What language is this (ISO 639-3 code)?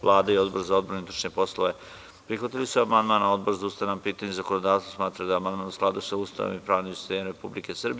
srp